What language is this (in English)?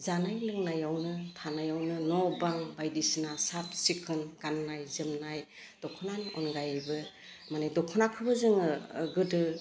Bodo